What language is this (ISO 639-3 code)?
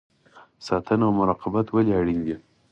pus